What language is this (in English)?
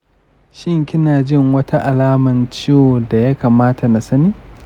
Hausa